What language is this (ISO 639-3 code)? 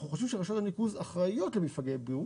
heb